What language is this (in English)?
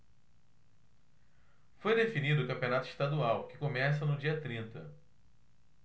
Portuguese